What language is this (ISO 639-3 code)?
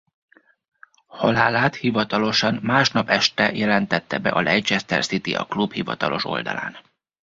hun